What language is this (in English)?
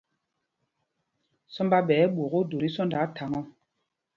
Mpumpong